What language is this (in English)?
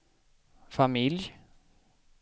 Swedish